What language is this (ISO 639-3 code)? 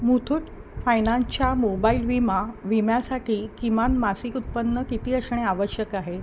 mar